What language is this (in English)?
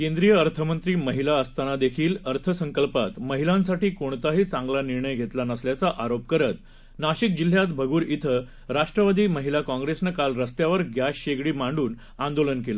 Marathi